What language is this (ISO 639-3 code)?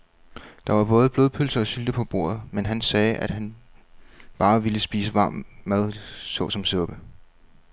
dan